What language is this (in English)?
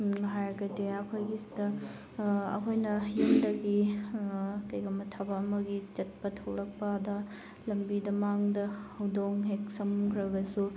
Manipuri